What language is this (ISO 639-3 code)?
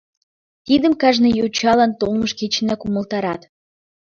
chm